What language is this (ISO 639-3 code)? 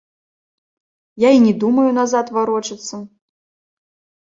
bel